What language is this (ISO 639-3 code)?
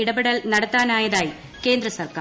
mal